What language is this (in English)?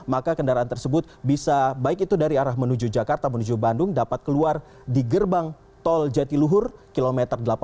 Indonesian